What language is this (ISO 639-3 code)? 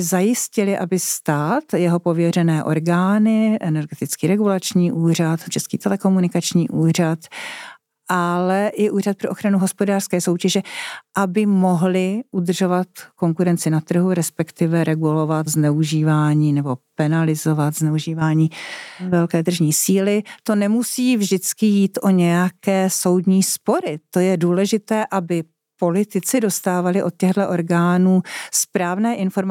ces